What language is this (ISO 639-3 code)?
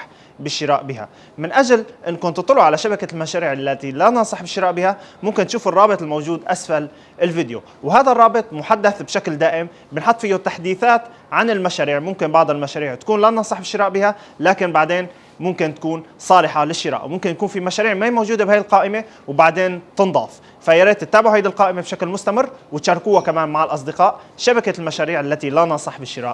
ara